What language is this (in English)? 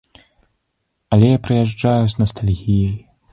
Belarusian